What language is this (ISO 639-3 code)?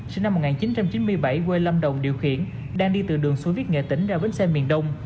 vie